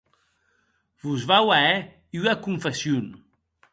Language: Occitan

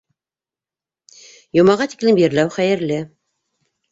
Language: Bashkir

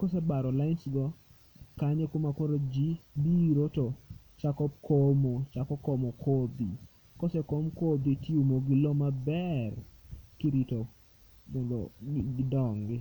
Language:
Luo (Kenya and Tanzania)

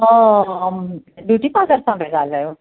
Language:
Sindhi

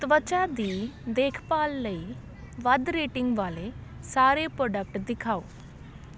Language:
Punjabi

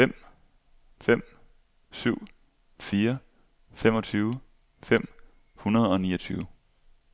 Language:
Danish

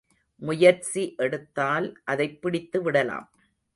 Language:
Tamil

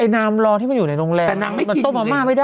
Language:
Thai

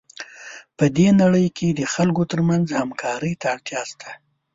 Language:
Pashto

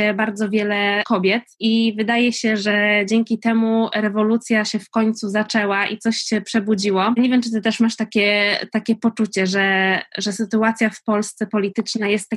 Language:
Polish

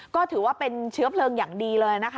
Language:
Thai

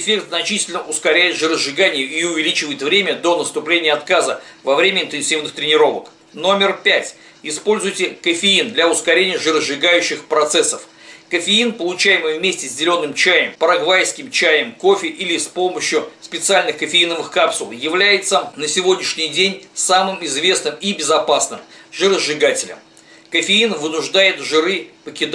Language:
Russian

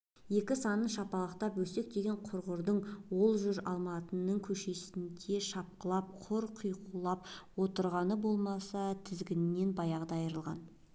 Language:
Kazakh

